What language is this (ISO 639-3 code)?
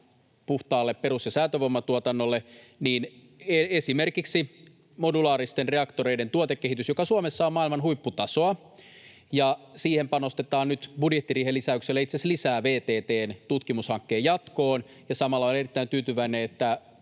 fin